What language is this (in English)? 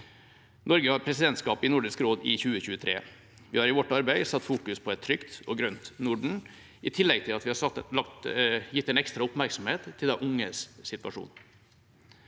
Norwegian